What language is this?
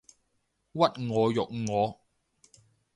Cantonese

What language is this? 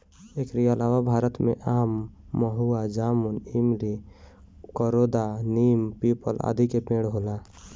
Bhojpuri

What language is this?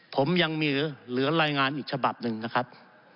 Thai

